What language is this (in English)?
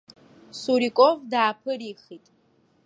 Abkhazian